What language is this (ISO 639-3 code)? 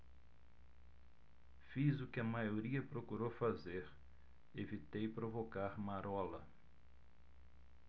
por